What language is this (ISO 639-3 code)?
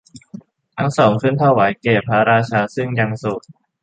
tha